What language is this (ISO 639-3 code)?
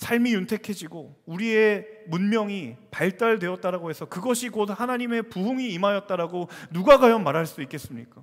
kor